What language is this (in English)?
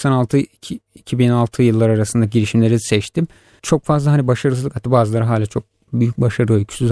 Turkish